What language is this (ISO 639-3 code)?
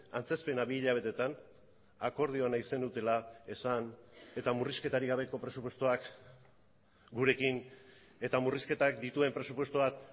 eus